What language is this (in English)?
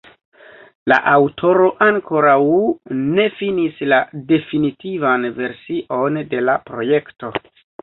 Esperanto